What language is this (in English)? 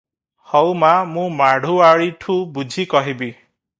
Odia